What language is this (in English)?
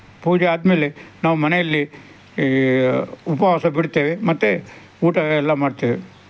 Kannada